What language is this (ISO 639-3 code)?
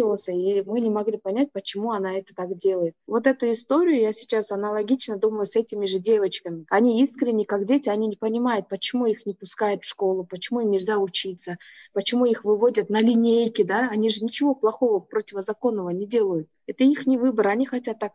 rus